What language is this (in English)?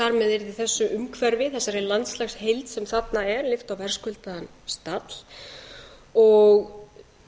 Icelandic